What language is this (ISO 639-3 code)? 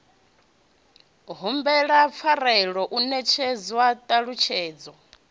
ven